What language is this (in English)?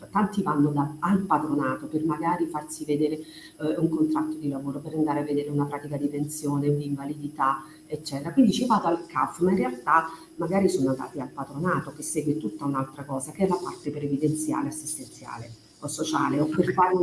Italian